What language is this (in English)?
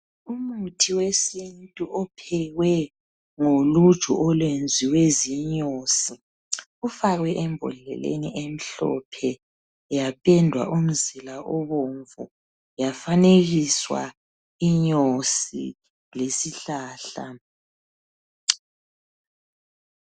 North Ndebele